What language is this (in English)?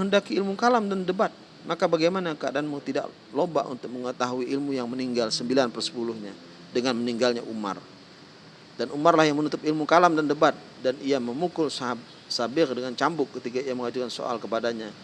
Indonesian